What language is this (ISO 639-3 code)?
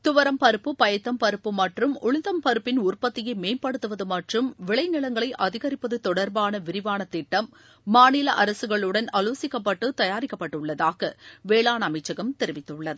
tam